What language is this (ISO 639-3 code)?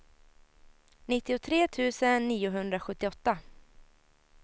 swe